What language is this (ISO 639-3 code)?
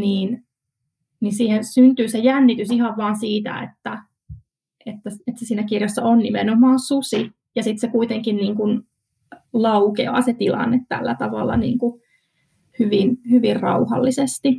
fin